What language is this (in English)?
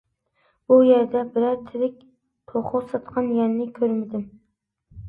Uyghur